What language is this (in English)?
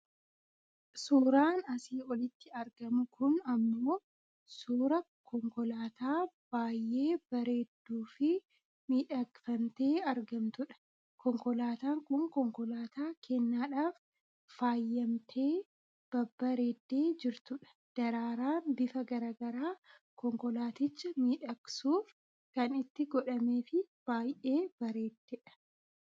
Oromo